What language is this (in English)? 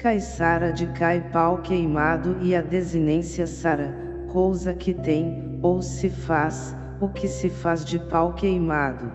Portuguese